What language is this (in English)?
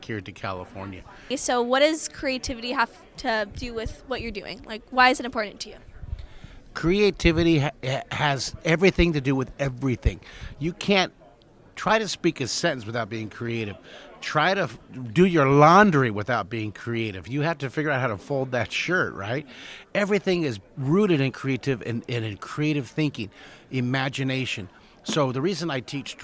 English